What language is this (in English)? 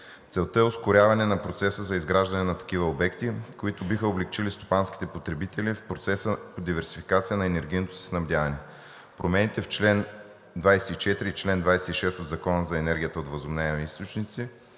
Bulgarian